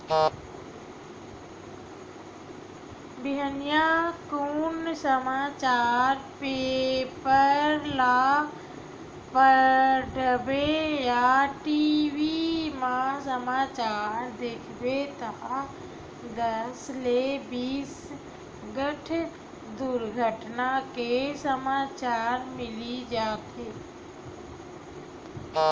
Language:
Chhattisgarhi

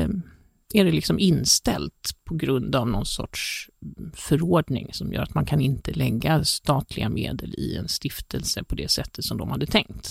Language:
Swedish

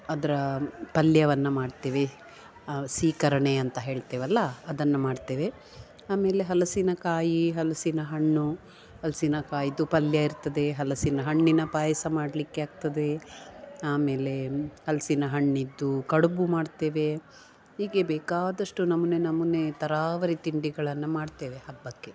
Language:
Kannada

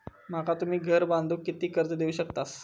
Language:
Marathi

